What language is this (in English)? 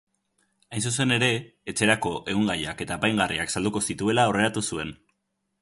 Basque